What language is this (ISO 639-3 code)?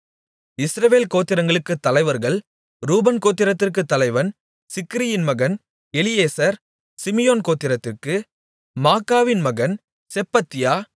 tam